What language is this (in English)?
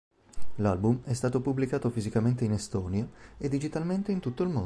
Italian